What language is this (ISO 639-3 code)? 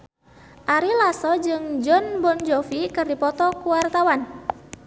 sun